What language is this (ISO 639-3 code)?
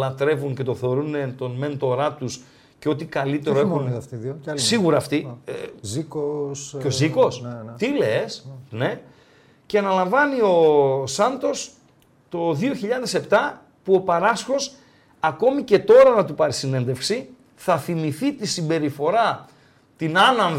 ell